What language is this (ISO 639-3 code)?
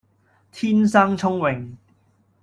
yue